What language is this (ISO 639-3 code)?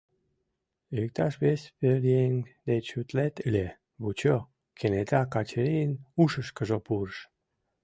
chm